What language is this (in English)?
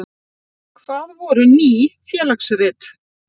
Icelandic